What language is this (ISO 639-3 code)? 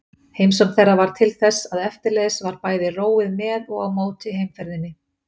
isl